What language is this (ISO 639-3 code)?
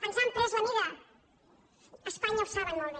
cat